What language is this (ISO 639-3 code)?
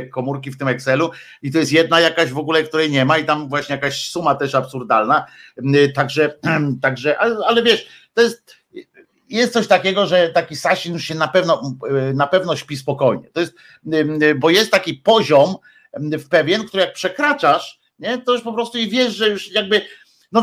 pol